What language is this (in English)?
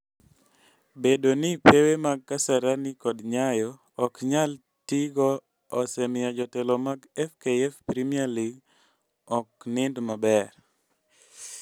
Luo (Kenya and Tanzania)